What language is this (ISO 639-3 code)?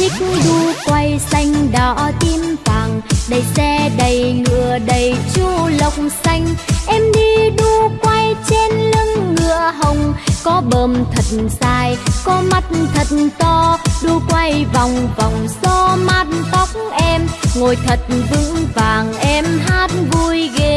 vie